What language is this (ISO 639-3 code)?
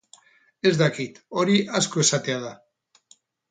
eus